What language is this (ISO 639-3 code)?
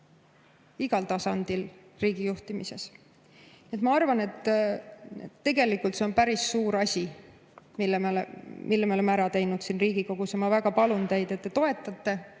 est